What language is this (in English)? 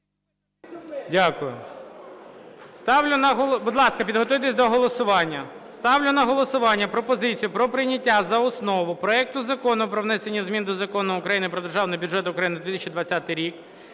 Ukrainian